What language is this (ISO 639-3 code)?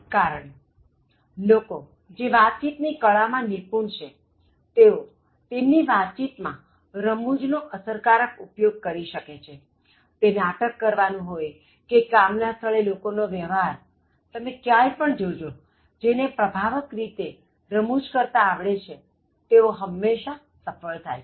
guj